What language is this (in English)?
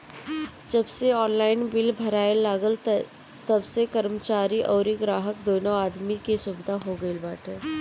Bhojpuri